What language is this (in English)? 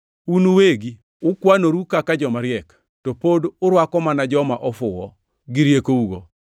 Luo (Kenya and Tanzania)